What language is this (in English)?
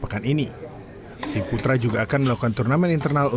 Indonesian